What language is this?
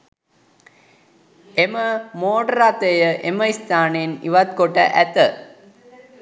Sinhala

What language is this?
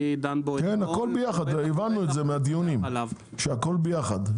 Hebrew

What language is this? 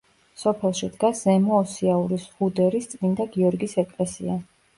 Georgian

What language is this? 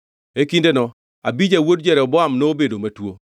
Luo (Kenya and Tanzania)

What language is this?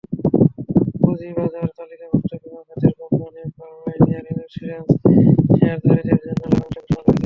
Bangla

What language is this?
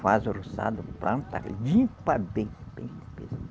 Portuguese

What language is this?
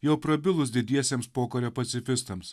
Lithuanian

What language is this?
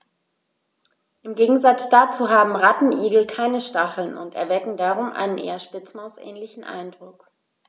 German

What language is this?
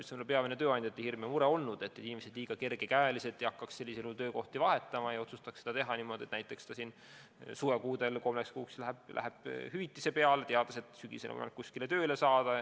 Estonian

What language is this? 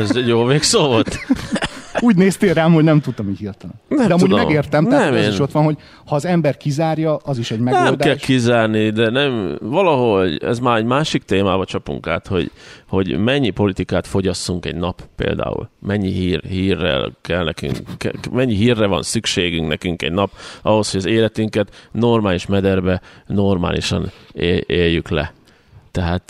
Hungarian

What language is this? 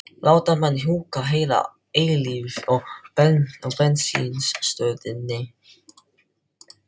Icelandic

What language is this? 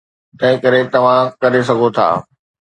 Sindhi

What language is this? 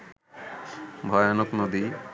Bangla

